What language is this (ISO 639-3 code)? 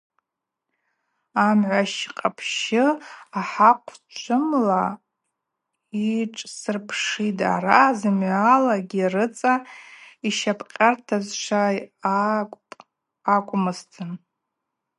abq